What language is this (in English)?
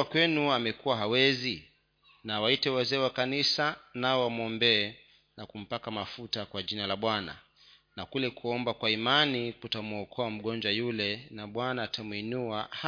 Swahili